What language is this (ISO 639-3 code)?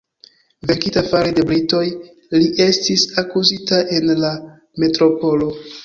epo